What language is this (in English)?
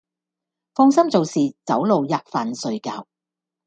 Cantonese